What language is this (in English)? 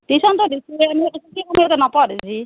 Assamese